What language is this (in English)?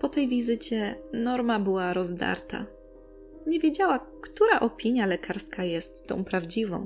Polish